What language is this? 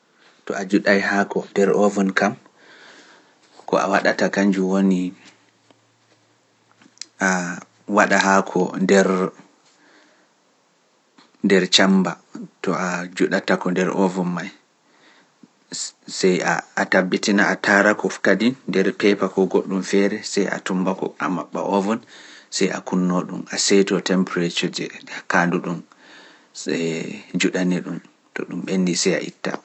Pular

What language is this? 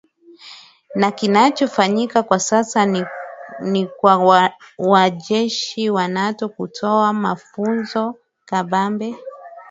Swahili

